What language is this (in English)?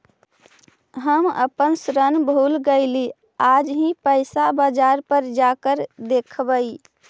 Magahi